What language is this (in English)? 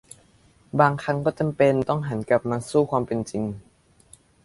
Thai